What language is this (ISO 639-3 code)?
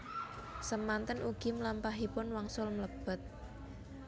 jav